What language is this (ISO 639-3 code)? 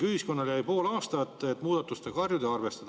est